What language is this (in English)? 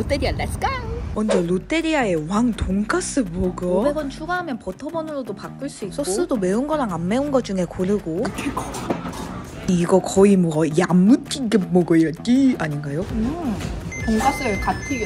Korean